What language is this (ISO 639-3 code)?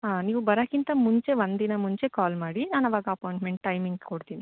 kan